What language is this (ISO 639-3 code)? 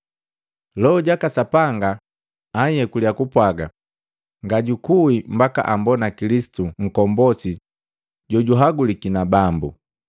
mgv